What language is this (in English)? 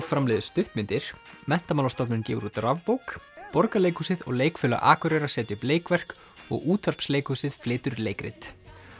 Icelandic